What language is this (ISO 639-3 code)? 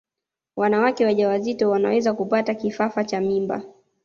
swa